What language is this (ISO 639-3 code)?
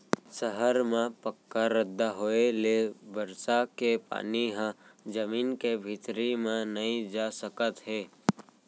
hne